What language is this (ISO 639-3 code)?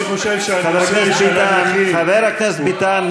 heb